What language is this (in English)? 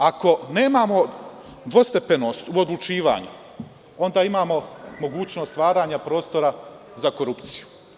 Serbian